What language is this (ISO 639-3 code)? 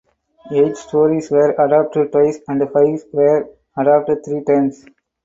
eng